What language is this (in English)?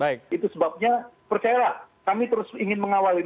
Indonesian